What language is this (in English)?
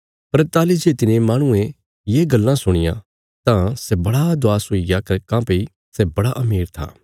Bilaspuri